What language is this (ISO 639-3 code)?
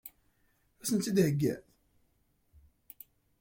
kab